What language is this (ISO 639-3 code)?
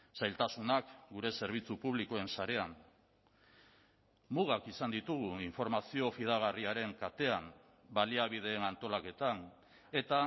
eus